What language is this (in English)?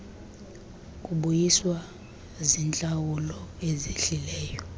Xhosa